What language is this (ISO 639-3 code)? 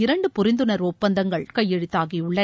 tam